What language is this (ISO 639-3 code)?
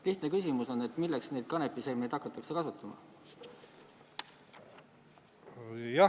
est